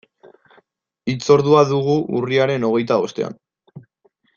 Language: Basque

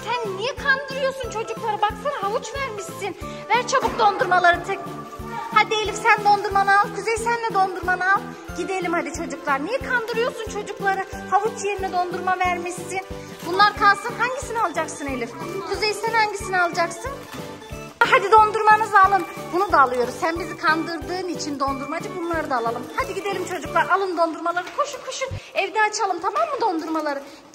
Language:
Turkish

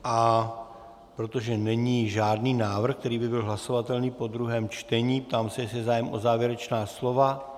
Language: Czech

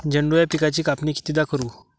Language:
Marathi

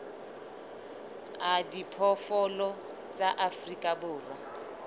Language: Southern Sotho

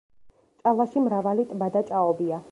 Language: Georgian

